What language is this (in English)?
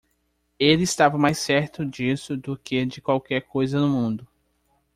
Portuguese